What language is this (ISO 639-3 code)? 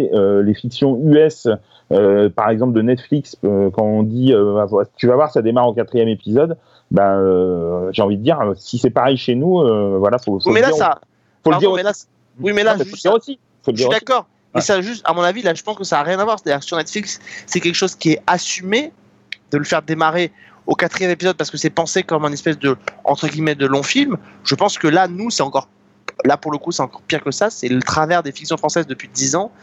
fra